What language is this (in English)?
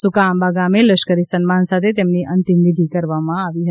Gujarati